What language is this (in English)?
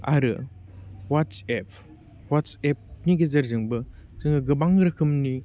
Bodo